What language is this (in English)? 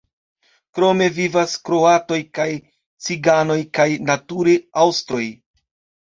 Esperanto